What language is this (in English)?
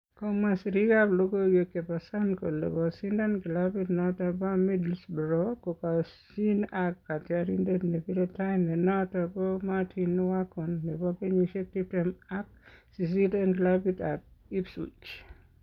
Kalenjin